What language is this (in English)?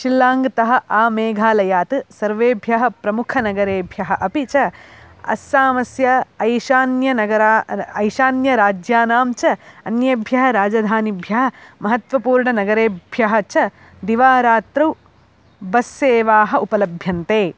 Sanskrit